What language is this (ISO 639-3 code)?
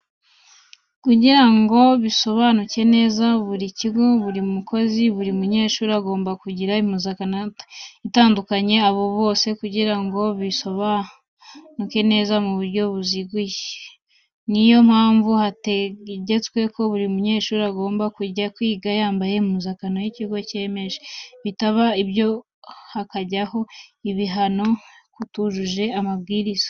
kin